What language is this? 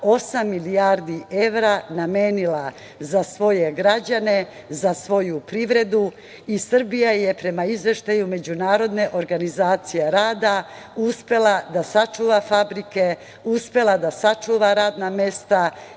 Serbian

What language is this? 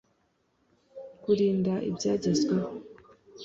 Kinyarwanda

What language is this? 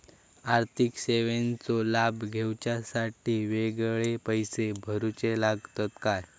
Marathi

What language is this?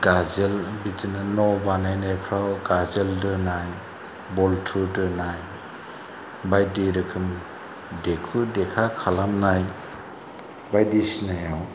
Bodo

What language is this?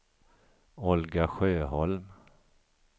Swedish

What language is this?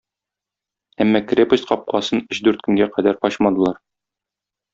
Tatar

